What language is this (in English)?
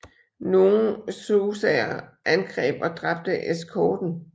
Danish